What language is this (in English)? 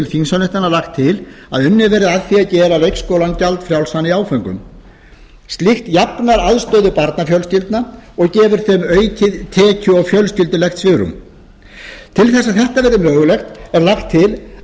Icelandic